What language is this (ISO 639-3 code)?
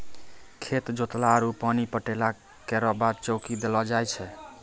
mai